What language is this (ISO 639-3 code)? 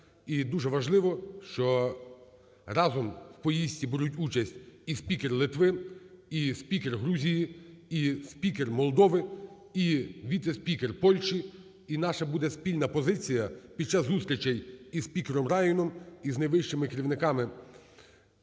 ukr